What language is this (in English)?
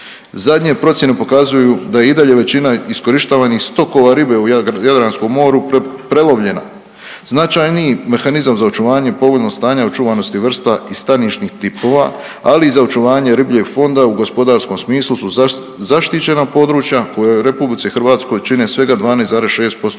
Croatian